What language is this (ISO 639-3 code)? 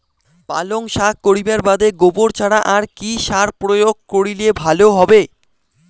ben